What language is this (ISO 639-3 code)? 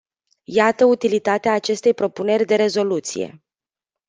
ron